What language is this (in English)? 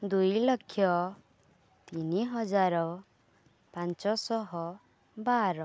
Odia